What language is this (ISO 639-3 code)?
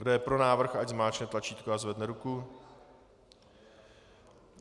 ces